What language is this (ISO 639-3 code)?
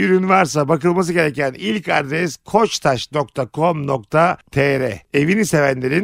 tur